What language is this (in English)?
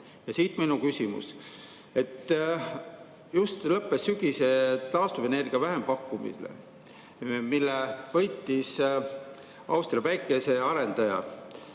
Estonian